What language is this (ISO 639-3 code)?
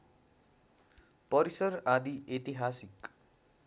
nep